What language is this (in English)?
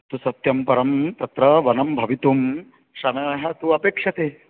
Sanskrit